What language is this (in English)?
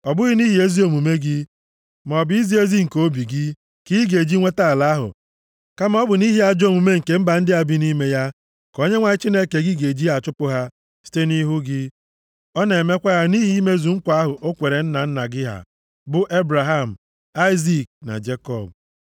Igbo